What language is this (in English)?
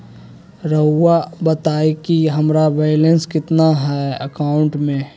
Magahi